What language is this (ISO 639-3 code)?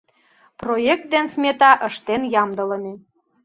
chm